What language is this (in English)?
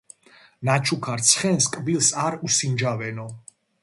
Georgian